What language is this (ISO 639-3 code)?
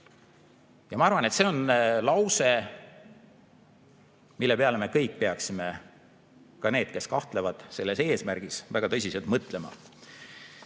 est